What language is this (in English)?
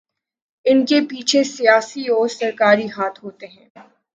Urdu